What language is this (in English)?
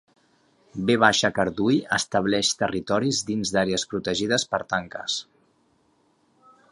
Catalan